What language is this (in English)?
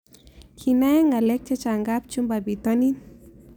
Kalenjin